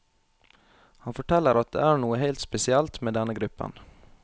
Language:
Norwegian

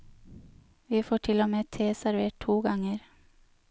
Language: Norwegian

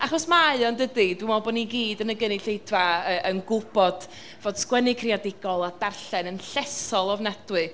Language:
Welsh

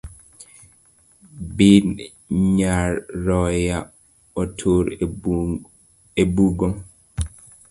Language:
Luo (Kenya and Tanzania)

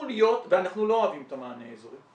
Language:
Hebrew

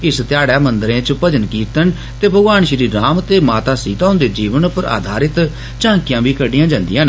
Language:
Dogri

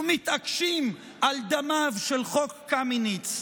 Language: Hebrew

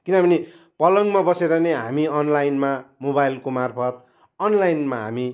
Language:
Nepali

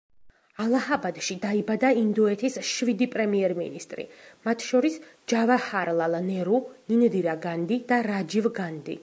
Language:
Georgian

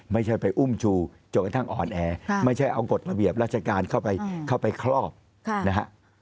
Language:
Thai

